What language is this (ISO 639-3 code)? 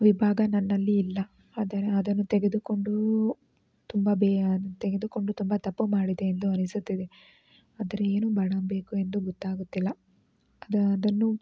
kan